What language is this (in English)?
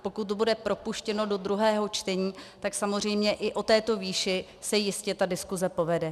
Czech